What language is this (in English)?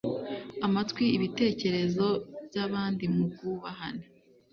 Kinyarwanda